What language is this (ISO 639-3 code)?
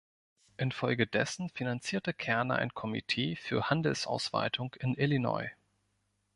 deu